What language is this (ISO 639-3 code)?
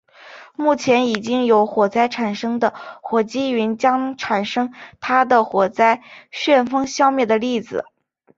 zho